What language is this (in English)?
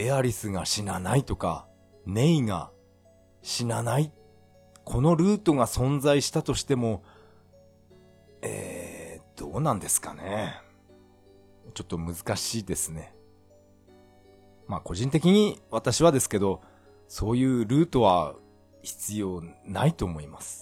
Japanese